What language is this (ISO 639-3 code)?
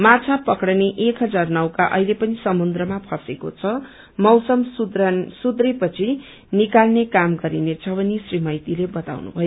nep